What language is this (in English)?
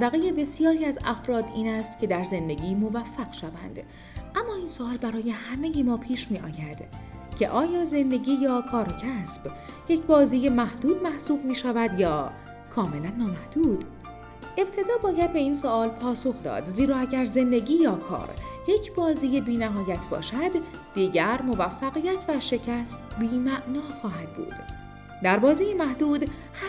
Persian